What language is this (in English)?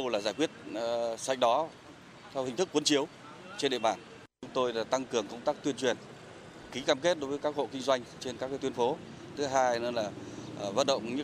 Vietnamese